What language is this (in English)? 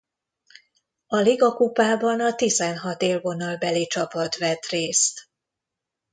Hungarian